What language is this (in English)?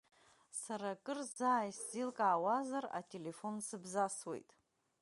Abkhazian